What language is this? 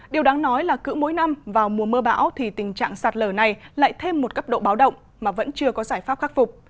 Vietnamese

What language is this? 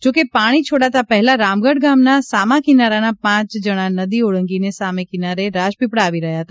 Gujarati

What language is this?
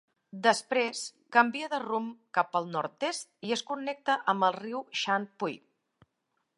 Catalan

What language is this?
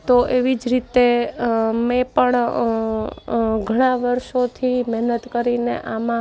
Gujarati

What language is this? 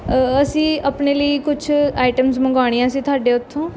Punjabi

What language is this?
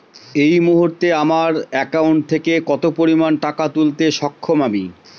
Bangla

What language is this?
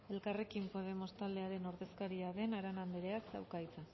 Basque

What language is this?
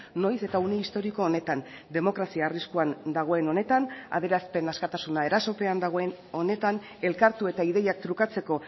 Basque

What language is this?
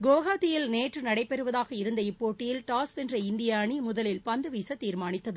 Tamil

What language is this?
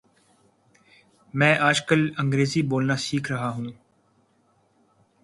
Urdu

